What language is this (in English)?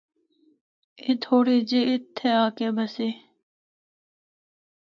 Northern Hindko